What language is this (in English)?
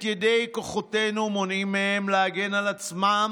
Hebrew